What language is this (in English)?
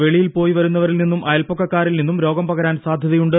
Malayalam